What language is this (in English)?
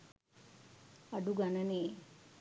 Sinhala